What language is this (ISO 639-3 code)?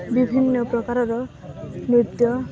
ori